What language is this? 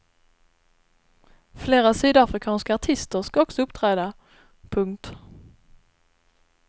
Swedish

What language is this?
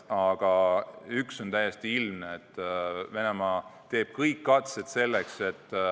Estonian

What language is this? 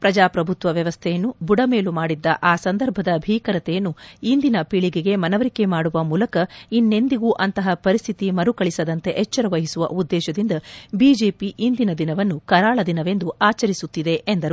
Kannada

